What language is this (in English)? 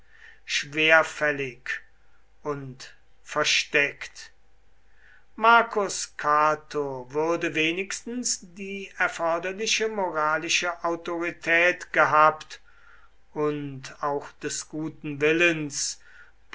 German